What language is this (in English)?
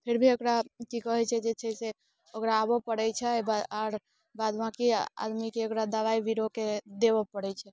Maithili